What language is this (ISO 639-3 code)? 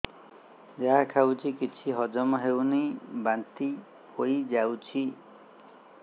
ori